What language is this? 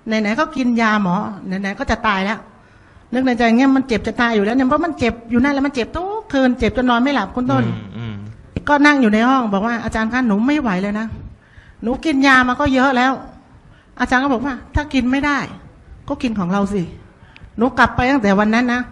Thai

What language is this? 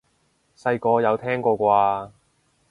Cantonese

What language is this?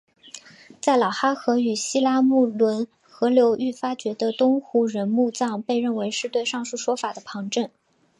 Chinese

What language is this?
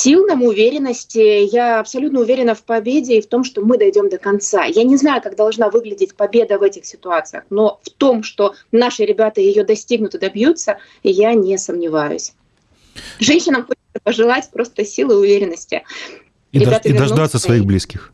Russian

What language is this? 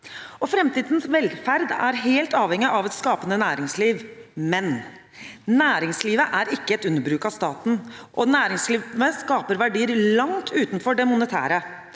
Norwegian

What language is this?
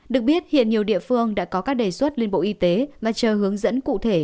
Vietnamese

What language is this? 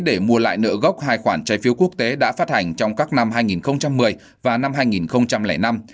Vietnamese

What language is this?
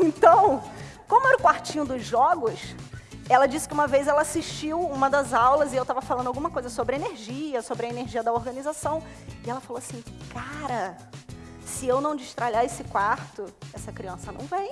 Portuguese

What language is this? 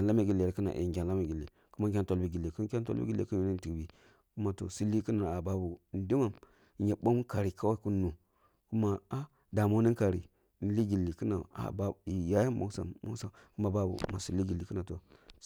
Kulung (Nigeria)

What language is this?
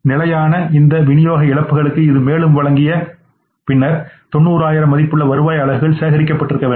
Tamil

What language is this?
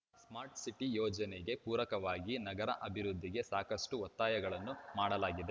Kannada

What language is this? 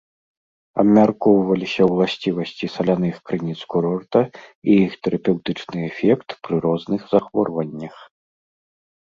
Belarusian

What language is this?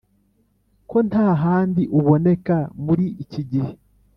Kinyarwanda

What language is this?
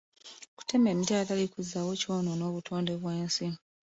Ganda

